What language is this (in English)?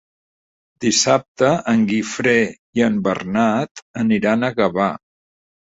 Catalan